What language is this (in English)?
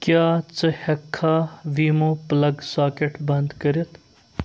Kashmiri